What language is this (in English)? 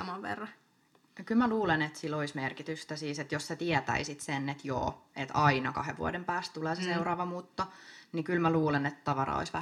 Finnish